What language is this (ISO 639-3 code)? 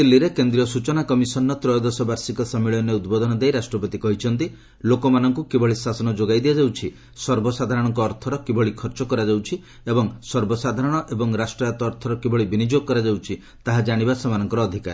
ori